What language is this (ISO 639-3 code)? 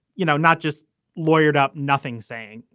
eng